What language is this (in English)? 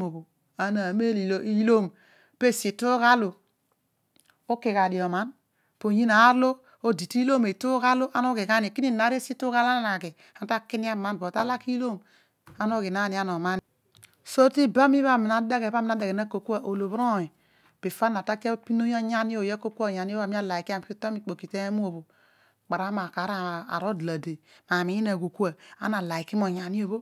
Odual